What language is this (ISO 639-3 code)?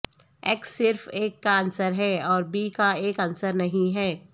urd